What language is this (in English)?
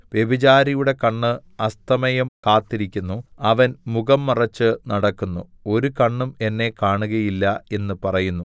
Malayalam